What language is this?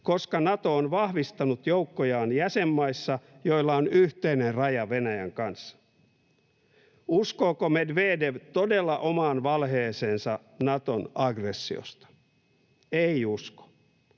Finnish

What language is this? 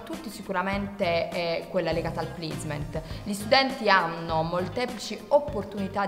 Italian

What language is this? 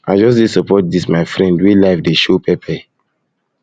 Nigerian Pidgin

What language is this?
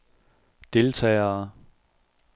Danish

